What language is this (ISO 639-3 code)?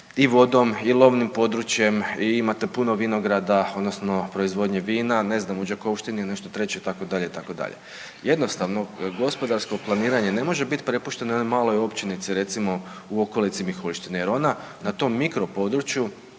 hrv